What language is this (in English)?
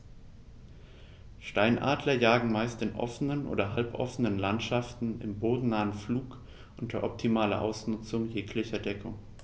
German